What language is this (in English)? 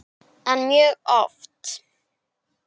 Icelandic